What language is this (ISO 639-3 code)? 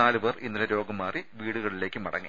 mal